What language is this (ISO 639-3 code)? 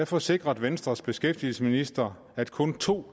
dan